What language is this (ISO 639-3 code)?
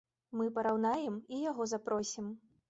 bel